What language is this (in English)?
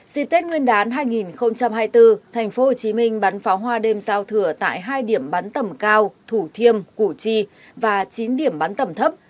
Vietnamese